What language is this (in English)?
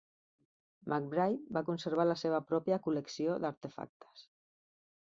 Catalan